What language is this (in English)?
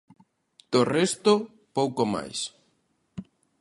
Galician